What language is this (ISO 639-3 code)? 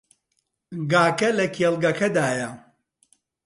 ckb